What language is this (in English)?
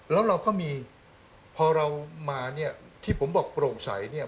Thai